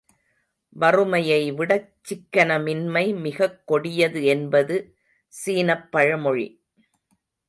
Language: Tamil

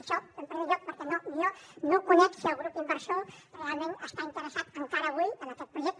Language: Catalan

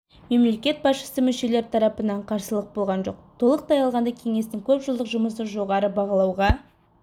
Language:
Kazakh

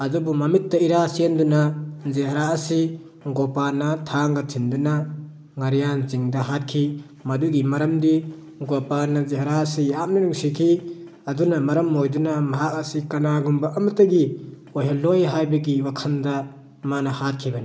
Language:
Manipuri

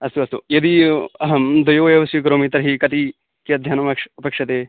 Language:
Sanskrit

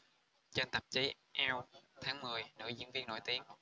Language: Vietnamese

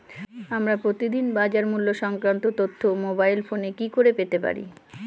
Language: Bangla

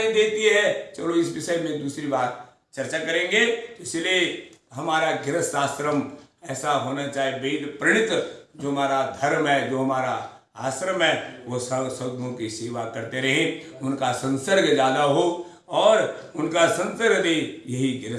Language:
Hindi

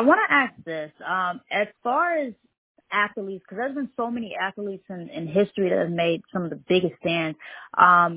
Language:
English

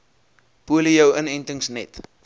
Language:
Afrikaans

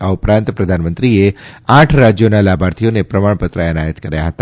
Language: Gujarati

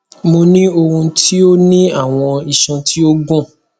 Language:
Yoruba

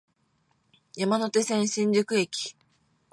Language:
Japanese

